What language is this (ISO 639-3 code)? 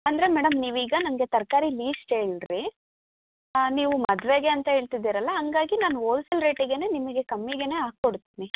kan